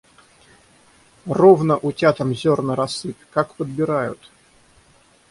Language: Russian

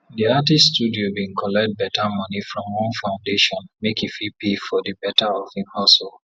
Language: Nigerian Pidgin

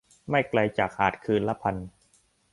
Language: Thai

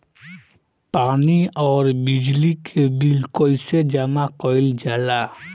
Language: Bhojpuri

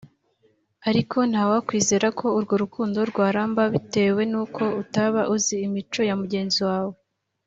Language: Kinyarwanda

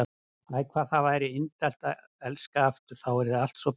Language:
Icelandic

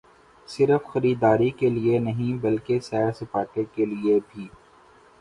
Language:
Urdu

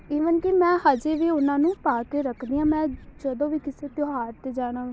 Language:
Punjabi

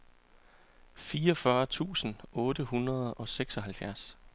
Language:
Danish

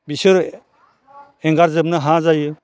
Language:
Bodo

